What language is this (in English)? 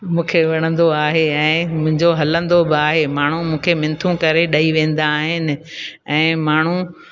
Sindhi